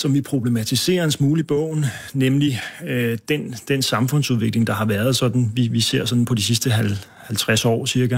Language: Danish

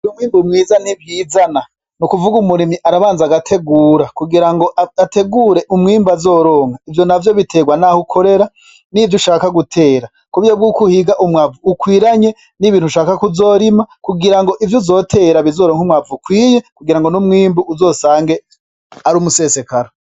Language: Rundi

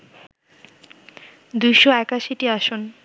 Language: Bangla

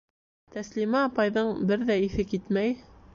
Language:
Bashkir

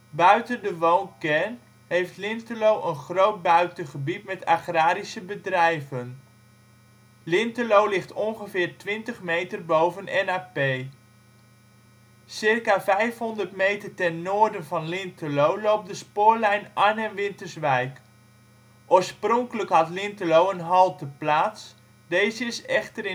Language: Dutch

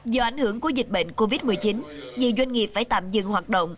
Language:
Vietnamese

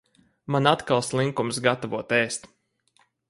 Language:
Latvian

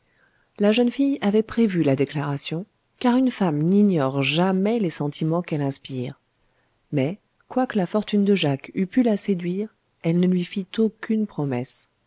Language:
French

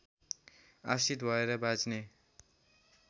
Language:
Nepali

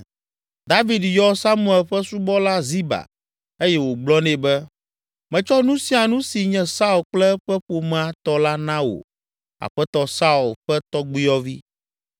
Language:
Ewe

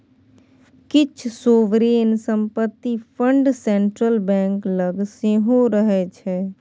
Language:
Maithili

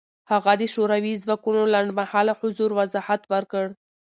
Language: Pashto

